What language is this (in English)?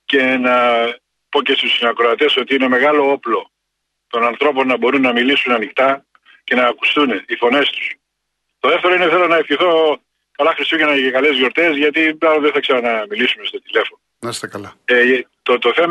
Greek